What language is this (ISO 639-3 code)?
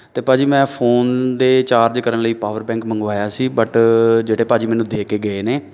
pan